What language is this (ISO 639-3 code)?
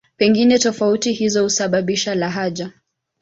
swa